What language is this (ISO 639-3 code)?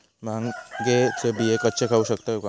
mar